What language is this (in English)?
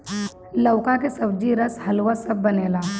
Bhojpuri